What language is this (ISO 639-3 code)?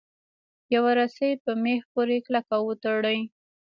pus